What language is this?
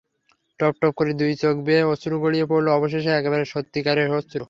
Bangla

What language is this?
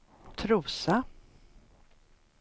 Swedish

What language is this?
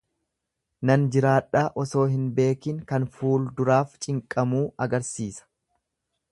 Oromo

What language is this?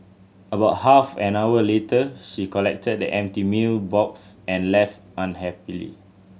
English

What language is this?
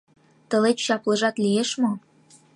Mari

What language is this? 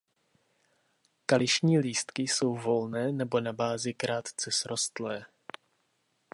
Czech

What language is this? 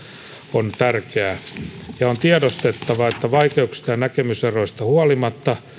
Finnish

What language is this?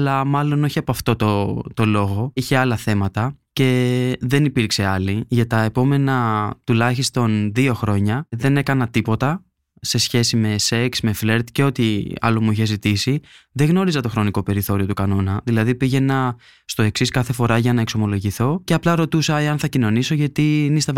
Greek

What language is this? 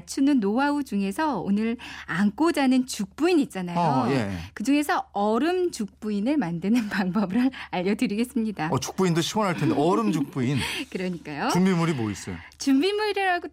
Korean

